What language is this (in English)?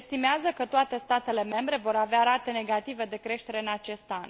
Romanian